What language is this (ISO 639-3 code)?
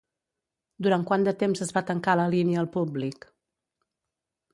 cat